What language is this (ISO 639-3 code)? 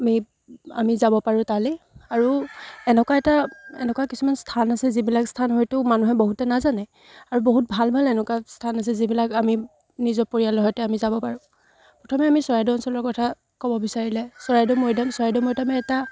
asm